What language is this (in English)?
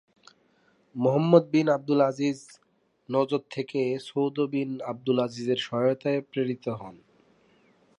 Bangla